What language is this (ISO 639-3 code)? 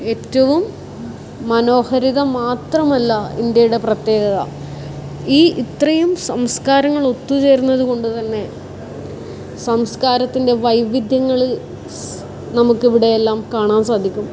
mal